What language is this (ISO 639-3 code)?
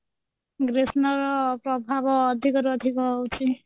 ori